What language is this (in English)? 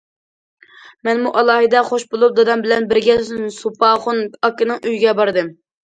Uyghur